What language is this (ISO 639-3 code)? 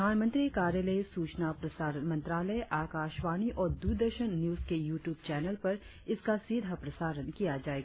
hin